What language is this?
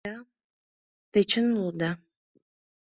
Mari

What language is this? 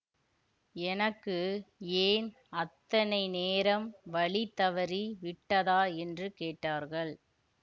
Tamil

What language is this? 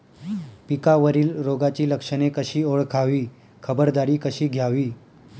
Marathi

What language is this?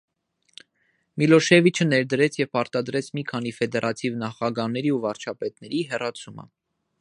Armenian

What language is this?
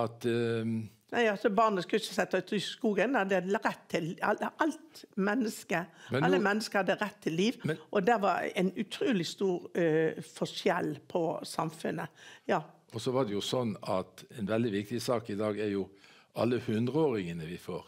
Norwegian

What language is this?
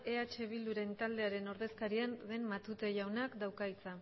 Basque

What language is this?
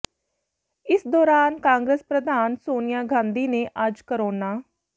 Punjabi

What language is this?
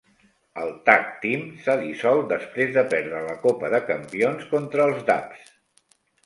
Catalan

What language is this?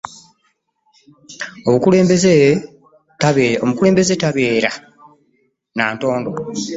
Ganda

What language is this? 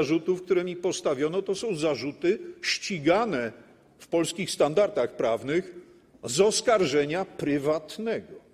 Polish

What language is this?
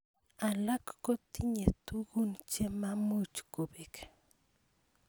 Kalenjin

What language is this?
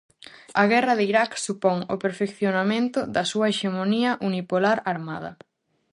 Galician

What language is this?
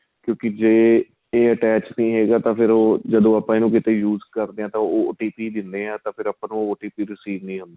Punjabi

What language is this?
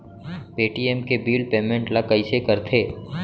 Chhattisgarhi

